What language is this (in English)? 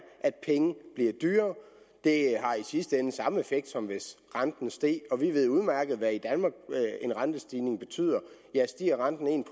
Danish